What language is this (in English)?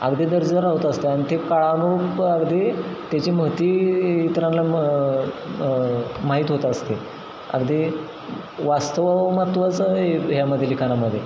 Marathi